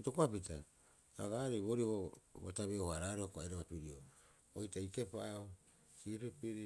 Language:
Rapoisi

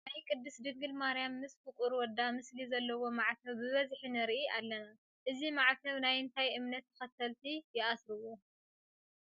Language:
Tigrinya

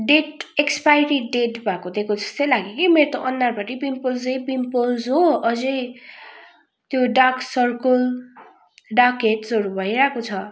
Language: Nepali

